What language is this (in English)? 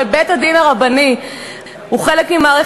Hebrew